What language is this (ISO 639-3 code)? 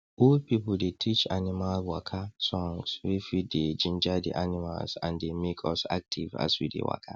pcm